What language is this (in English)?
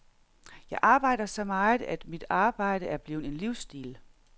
Danish